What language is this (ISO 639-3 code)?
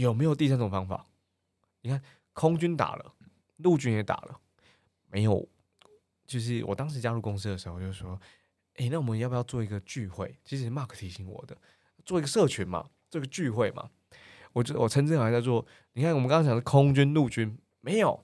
zho